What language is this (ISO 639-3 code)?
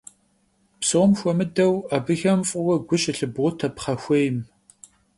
kbd